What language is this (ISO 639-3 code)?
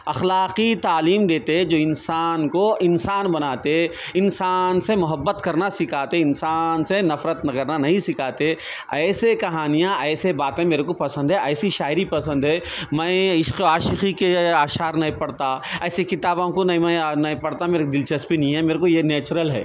urd